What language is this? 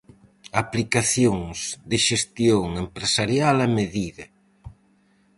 Galician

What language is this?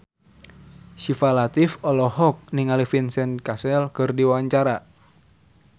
Sundanese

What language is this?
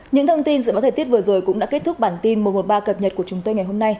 Vietnamese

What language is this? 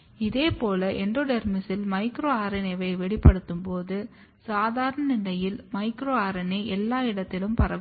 Tamil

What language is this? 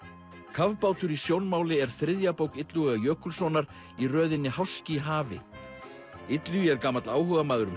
Icelandic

